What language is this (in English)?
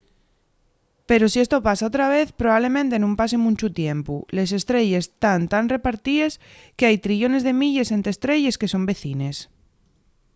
Asturian